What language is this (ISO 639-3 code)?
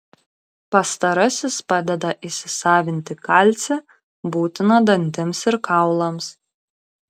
lit